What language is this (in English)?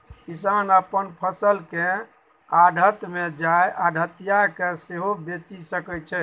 Maithili